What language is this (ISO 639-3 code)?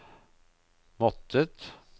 nor